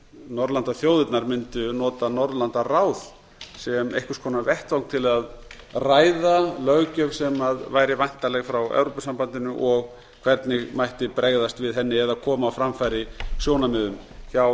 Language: Icelandic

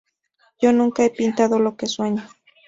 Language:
Spanish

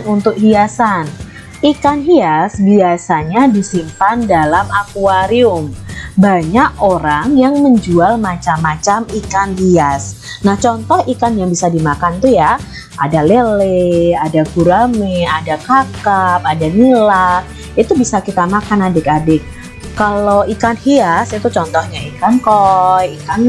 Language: Indonesian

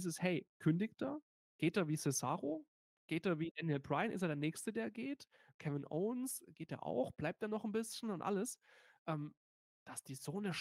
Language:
German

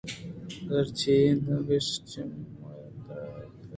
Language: Eastern Balochi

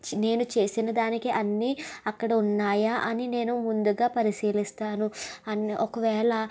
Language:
Telugu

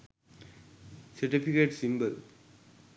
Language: Sinhala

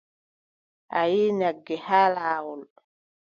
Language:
Adamawa Fulfulde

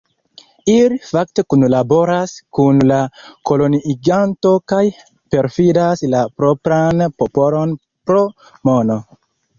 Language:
Esperanto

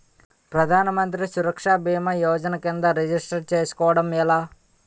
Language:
Telugu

